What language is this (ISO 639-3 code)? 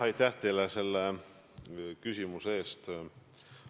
est